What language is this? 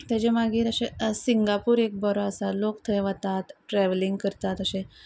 Konkani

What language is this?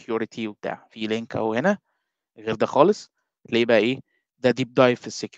Arabic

